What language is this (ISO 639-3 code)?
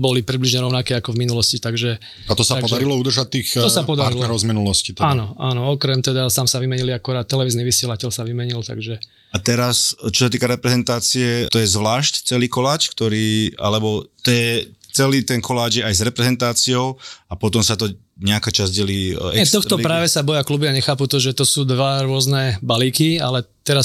slk